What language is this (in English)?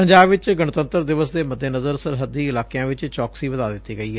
Punjabi